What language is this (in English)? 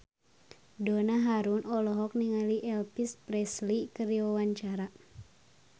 Sundanese